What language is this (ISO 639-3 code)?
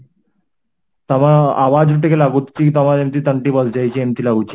ori